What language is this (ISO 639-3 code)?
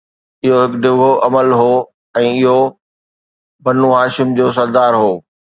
snd